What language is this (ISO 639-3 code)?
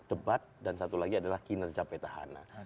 ind